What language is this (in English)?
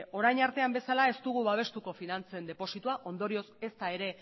Basque